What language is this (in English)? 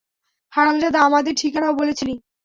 Bangla